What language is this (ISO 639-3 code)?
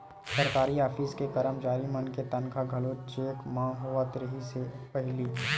hne